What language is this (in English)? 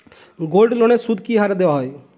Bangla